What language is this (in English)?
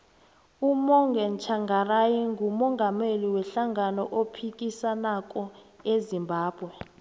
South Ndebele